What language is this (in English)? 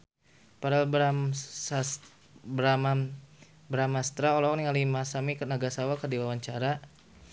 Sundanese